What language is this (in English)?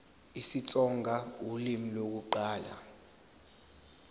Zulu